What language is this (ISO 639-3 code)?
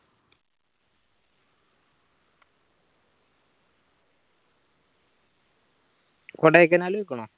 mal